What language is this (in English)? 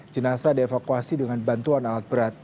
Indonesian